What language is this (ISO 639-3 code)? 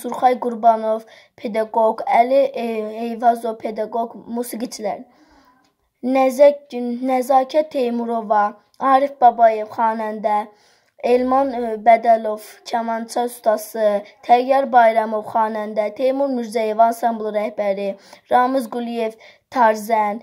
tur